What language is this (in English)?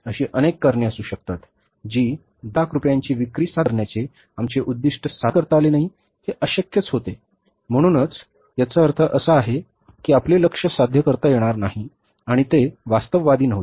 Marathi